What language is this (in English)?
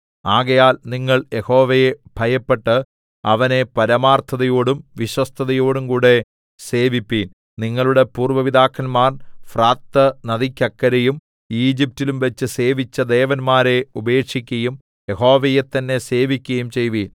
Malayalam